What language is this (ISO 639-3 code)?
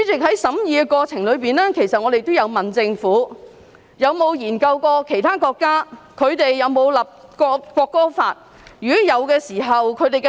yue